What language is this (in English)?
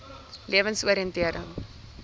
Afrikaans